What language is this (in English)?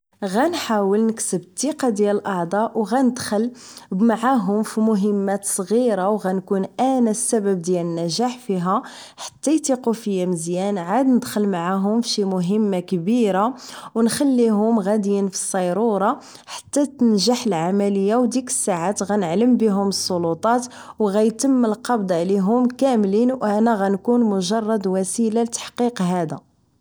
Moroccan Arabic